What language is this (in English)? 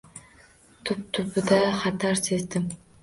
Uzbek